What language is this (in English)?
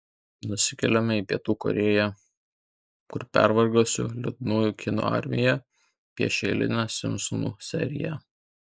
Lithuanian